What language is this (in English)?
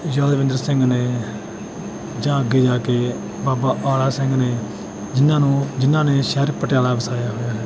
Punjabi